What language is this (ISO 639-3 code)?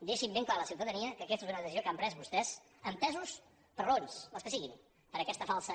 cat